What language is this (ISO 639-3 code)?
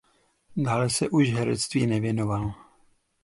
ces